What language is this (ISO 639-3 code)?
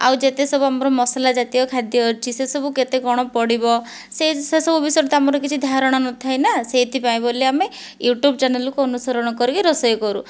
ori